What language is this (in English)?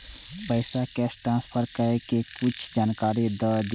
Maithili